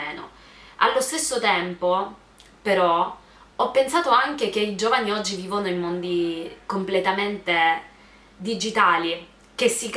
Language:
Italian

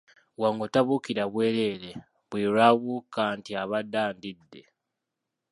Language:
Ganda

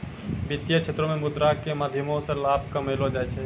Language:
Maithili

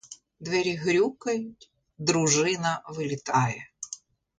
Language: Ukrainian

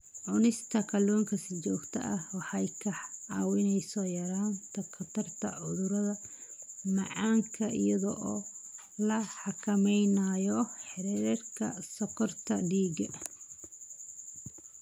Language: Somali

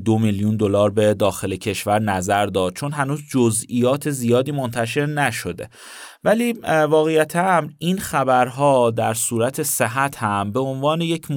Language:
Persian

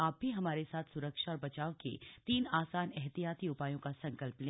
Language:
Hindi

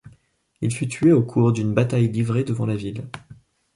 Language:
French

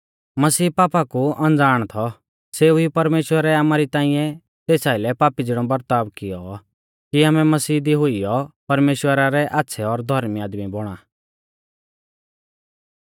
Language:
Mahasu Pahari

